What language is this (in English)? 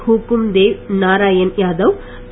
Tamil